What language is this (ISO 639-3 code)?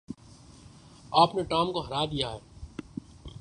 urd